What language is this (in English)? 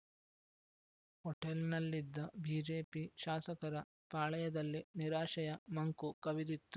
Kannada